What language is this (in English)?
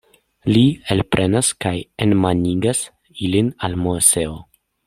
Esperanto